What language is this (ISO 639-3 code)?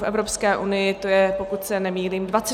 ces